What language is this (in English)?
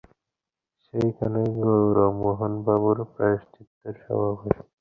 Bangla